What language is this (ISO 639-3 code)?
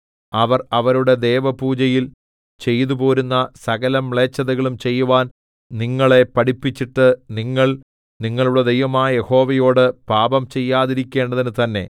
mal